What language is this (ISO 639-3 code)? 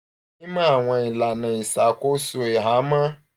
yor